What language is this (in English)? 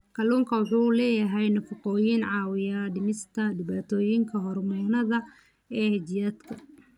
Somali